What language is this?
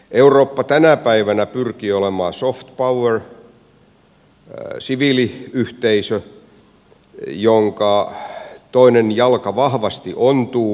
Finnish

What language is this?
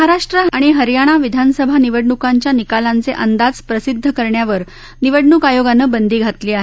Marathi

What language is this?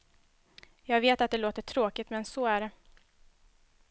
Swedish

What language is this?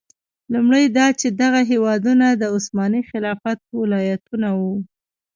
Pashto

